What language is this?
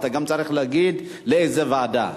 Hebrew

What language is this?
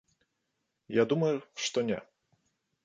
Belarusian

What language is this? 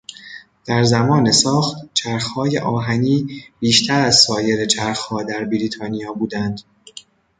Persian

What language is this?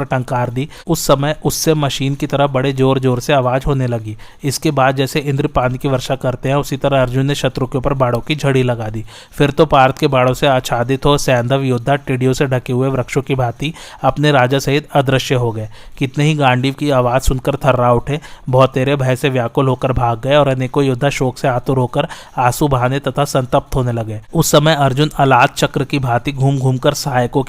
Hindi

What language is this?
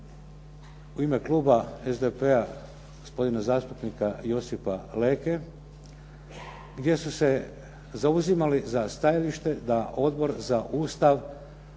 Croatian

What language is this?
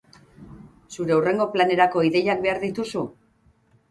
Basque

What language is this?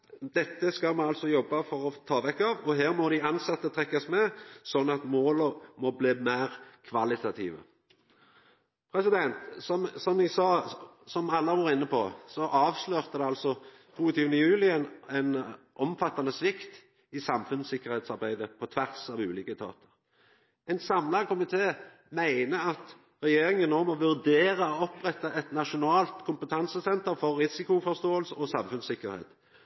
Norwegian Nynorsk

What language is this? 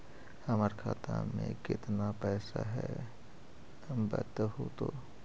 Magahi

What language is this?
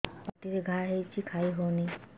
Odia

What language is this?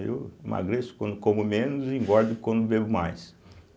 Portuguese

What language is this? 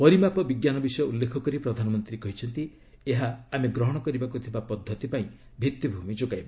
Odia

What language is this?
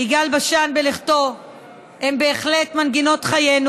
Hebrew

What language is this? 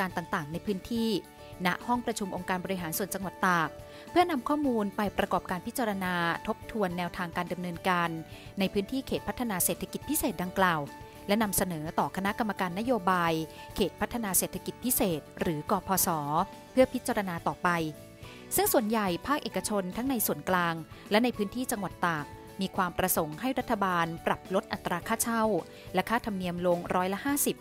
Thai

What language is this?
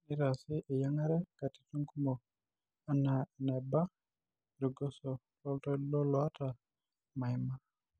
Masai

